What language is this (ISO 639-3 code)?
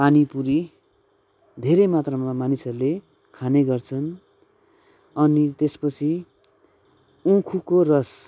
nep